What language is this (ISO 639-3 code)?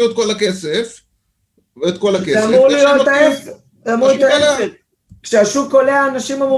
heb